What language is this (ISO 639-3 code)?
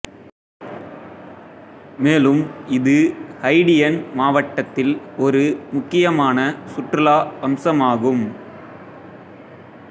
tam